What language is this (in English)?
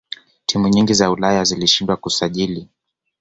Swahili